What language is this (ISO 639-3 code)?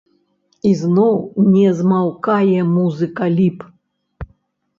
bel